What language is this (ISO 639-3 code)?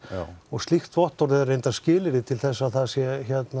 isl